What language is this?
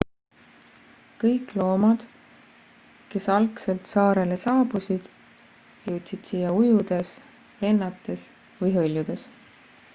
Estonian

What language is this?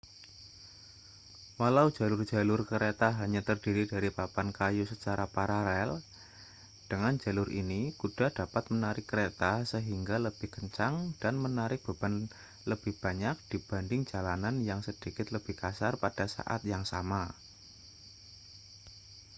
Indonesian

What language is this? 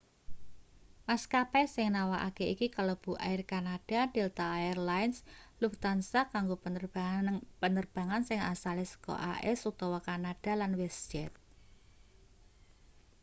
Javanese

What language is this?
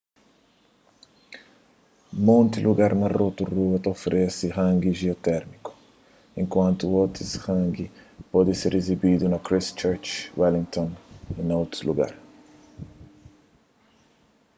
Kabuverdianu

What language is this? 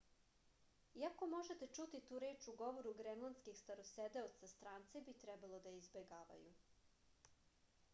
Serbian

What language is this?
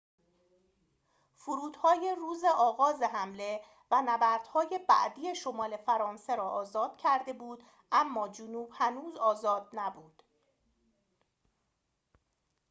Persian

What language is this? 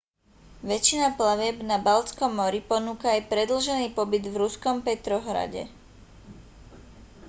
Slovak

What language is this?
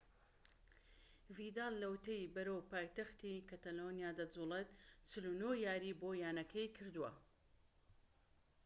Central Kurdish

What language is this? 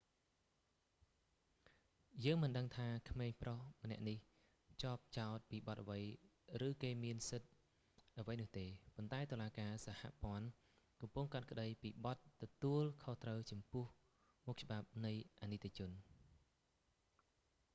Khmer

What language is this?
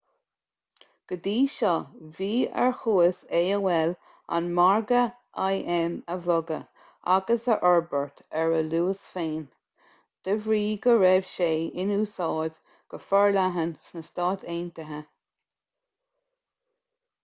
Irish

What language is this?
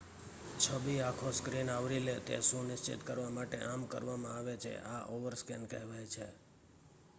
Gujarati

